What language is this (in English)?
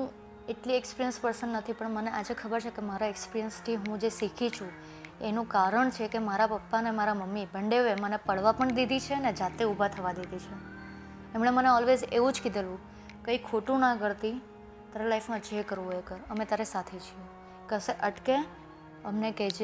Gujarati